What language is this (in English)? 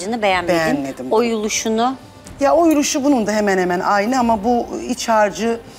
Turkish